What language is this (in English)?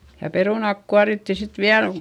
Finnish